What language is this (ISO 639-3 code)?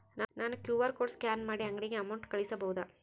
kan